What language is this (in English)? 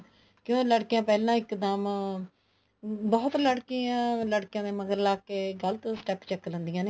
Punjabi